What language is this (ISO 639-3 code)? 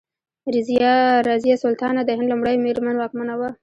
pus